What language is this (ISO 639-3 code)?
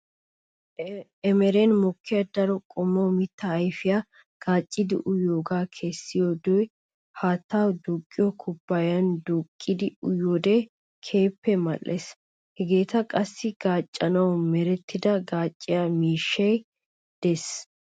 wal